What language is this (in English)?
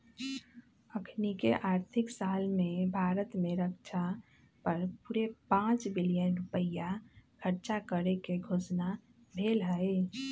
Magahi